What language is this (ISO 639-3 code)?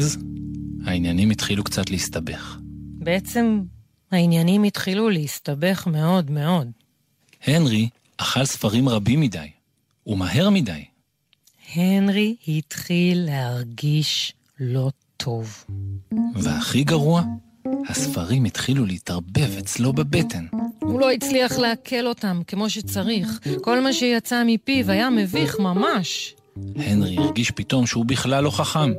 heb